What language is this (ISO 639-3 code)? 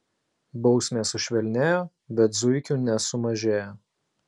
lit